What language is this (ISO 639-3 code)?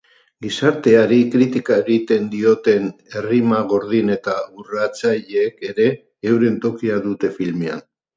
eus